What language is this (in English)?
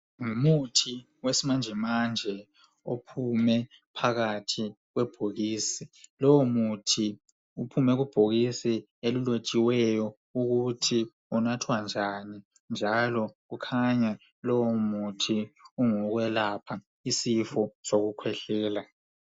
North Ndebele